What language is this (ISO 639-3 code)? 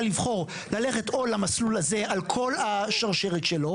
heb